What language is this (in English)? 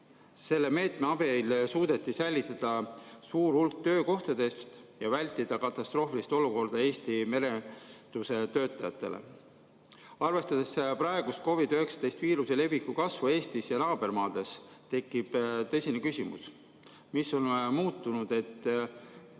Estonian